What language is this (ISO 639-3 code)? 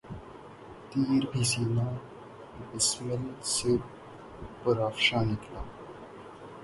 urd